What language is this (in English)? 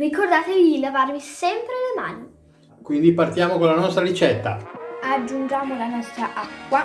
Italian